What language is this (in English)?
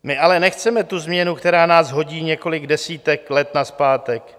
Czech